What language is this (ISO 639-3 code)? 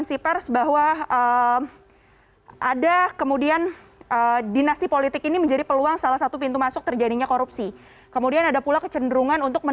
ind